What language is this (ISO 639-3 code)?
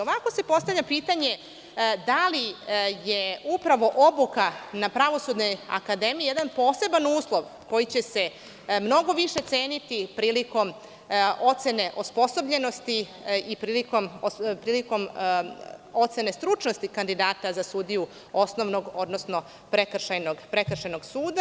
srp